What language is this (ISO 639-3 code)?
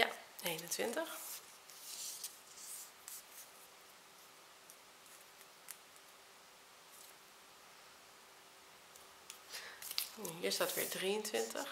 nld